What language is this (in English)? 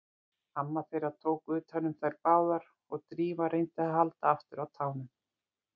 Icelandic